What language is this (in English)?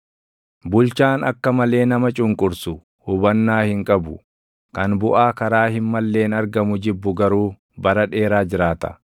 Oromo